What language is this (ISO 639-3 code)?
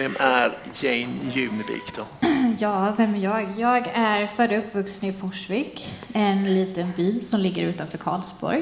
swe